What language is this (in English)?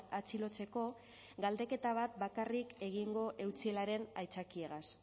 Basque